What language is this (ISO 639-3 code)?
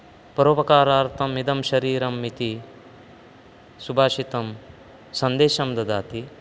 san